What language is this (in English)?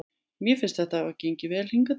Icelandic